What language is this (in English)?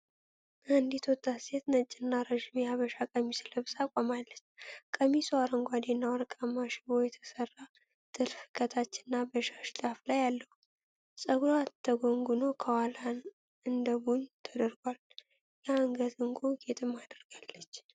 Amharic